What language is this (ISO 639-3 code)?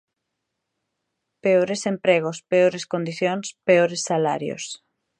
glg